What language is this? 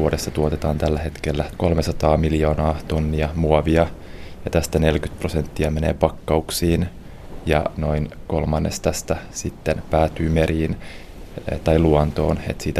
Finnish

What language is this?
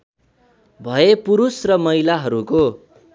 Nepali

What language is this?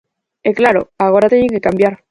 Galician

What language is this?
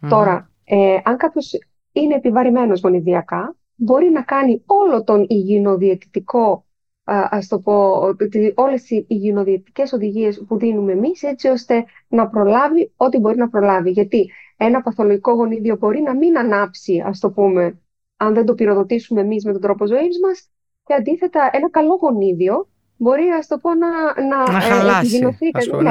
Greek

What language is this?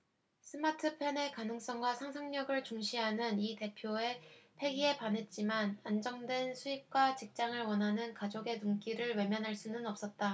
Korean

